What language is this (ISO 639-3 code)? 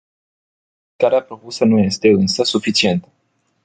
ron